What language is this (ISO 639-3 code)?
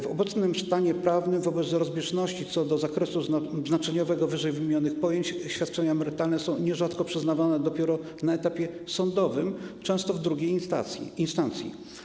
pol